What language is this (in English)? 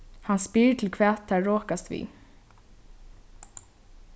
Faroese